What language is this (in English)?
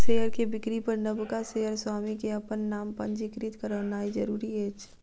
Maithili